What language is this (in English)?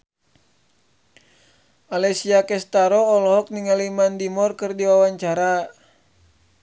Sundanese